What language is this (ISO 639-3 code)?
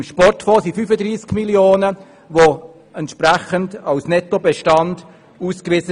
gsw